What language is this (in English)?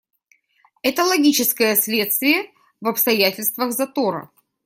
Russian